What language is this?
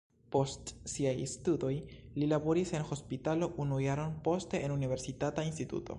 Esperanto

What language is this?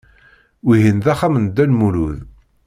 Kabyle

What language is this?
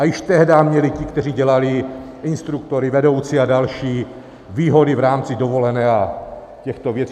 Czech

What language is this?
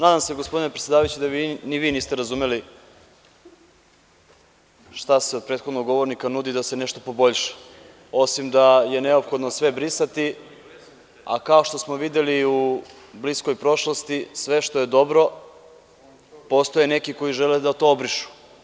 Serbian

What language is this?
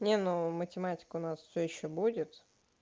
Russian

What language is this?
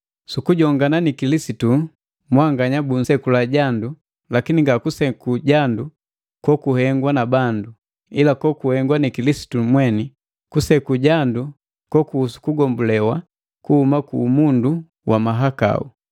Matengo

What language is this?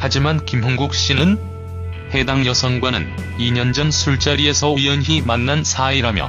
Korean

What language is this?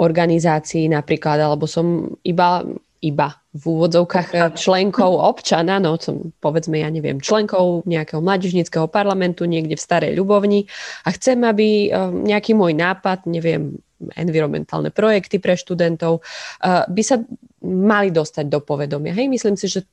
Slovak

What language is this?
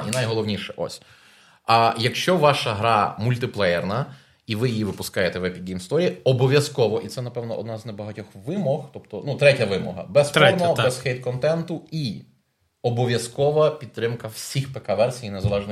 Ukrainian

